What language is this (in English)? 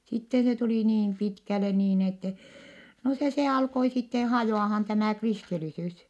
Finnish